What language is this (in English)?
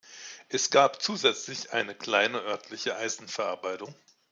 German